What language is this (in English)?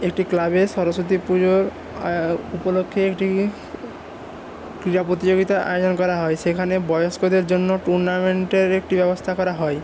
Bangla